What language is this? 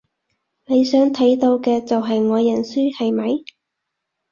Cantonese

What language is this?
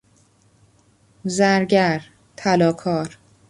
Persian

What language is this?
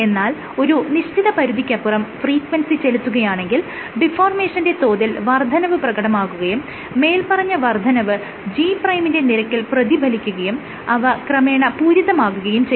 Malayalam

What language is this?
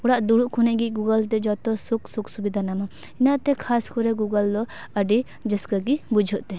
Santali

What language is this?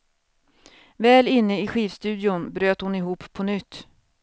Swedish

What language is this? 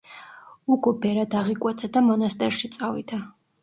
Georgian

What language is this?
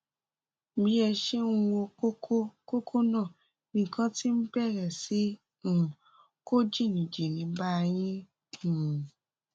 Yoruba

